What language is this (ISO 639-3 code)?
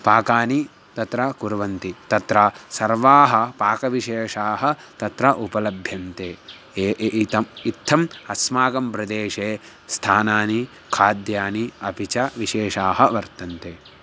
san